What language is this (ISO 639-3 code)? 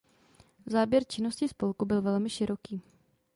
ces